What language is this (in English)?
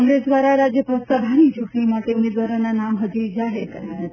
Gujarati